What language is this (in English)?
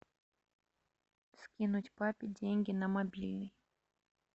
Russian